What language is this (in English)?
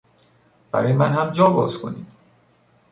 Persian